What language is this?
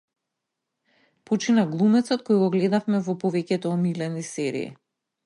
Macedonian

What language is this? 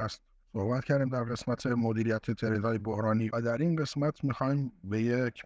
Persian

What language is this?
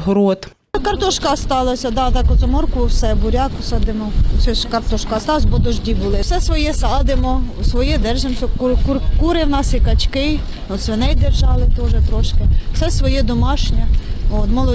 Ukrainian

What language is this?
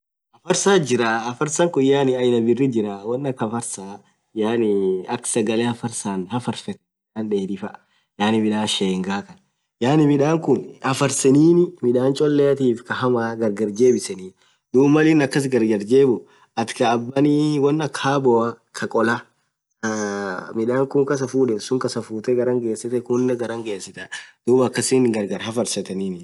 Orma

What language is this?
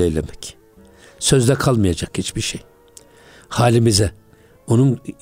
Turkish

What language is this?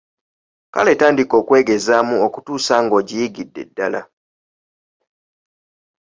Ganda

